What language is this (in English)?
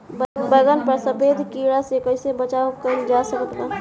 Bhojpuri